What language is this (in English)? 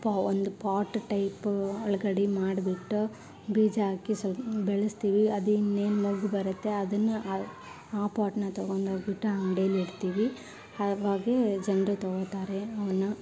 Kannada